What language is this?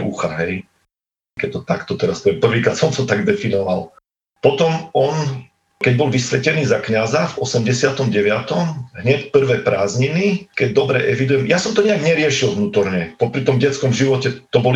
Slovak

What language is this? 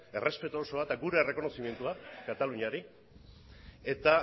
Basque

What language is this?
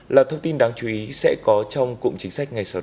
Vietnamese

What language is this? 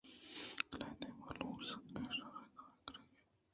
Eastern Balochi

